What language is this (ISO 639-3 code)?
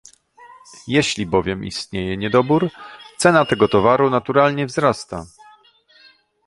pol